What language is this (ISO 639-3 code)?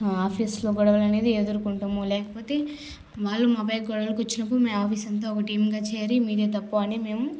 tel